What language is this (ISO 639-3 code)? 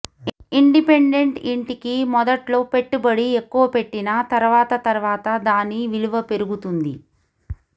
tel